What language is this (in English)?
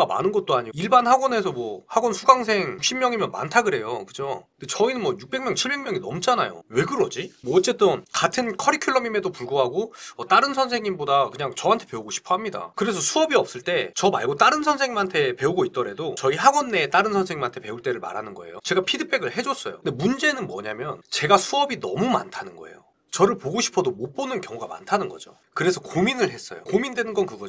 Korean